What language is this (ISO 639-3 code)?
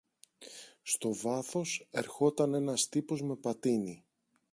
ell